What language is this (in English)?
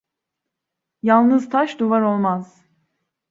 Turkish